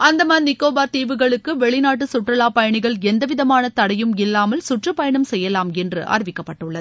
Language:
Tamil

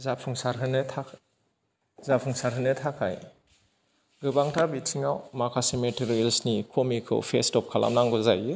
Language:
Bodo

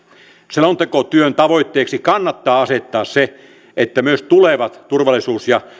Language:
Finnish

